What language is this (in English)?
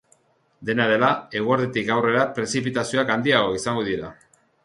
Basque